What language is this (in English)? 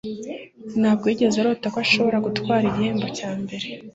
Kinyarwanda